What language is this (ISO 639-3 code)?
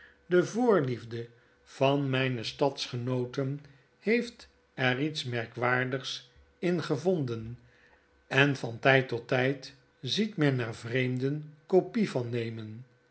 nld